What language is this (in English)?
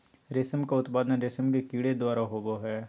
Magahi